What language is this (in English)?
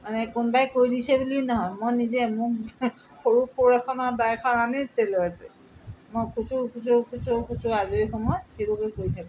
Assamese